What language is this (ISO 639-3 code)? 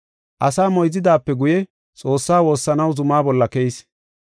gof